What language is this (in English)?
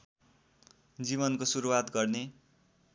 Nepali